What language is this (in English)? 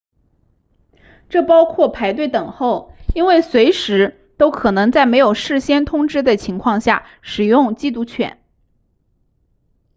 Chinese